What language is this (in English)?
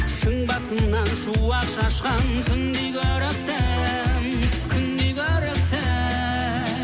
Kazakh